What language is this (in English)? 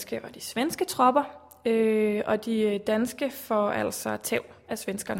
Danish